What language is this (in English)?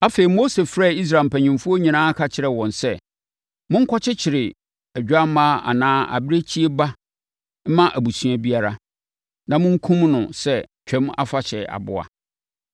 Akan